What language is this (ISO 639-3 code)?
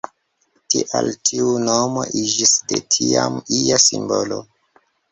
epo